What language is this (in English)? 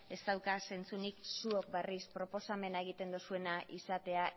Basque